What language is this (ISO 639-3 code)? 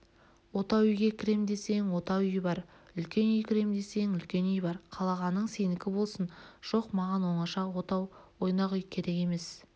kaz